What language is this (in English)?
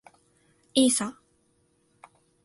Japanese